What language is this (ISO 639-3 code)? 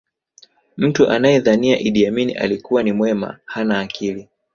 swa